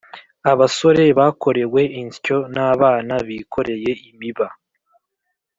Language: Kinyarwanda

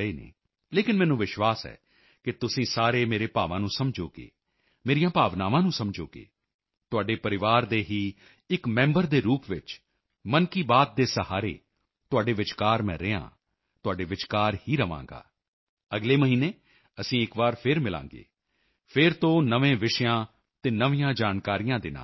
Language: Punjabi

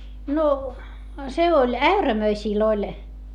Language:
Finnish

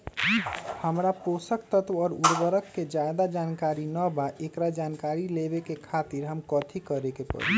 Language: Magahi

